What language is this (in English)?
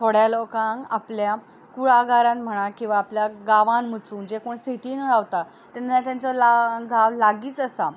Konkani